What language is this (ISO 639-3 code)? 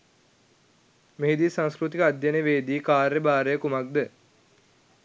sin